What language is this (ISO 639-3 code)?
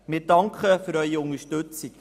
gsw